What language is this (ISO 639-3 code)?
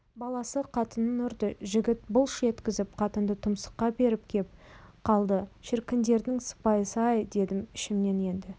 kaz